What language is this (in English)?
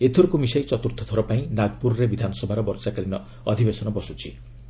Odia